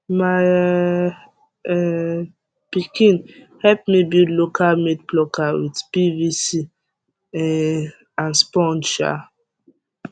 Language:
Nigerian Pidgin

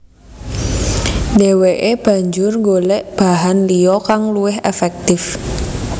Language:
Javanese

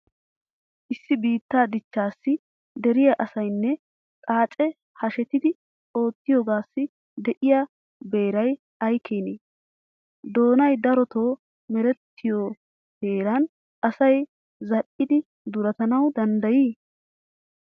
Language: Wolaytta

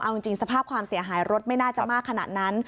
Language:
Thai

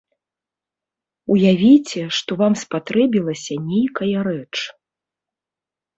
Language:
Belarusian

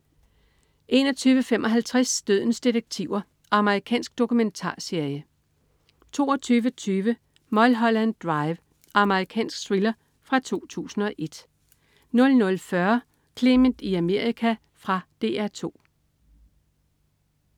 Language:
Danish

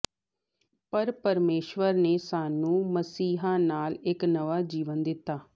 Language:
Punjabi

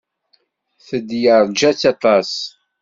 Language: Kabyle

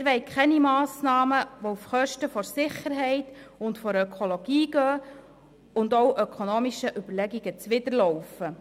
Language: Swiss German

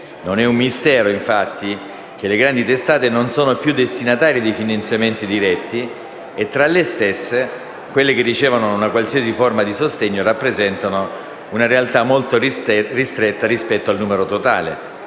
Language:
Italian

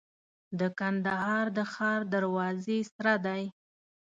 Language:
Pashto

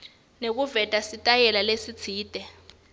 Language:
Swati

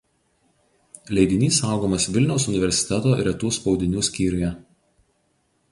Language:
Lithuanian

